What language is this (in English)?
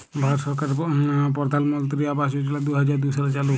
Bangla